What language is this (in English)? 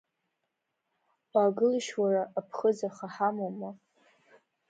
Abkhazian